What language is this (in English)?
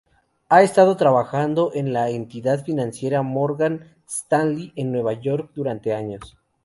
Spanish